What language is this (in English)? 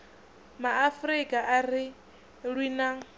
Venda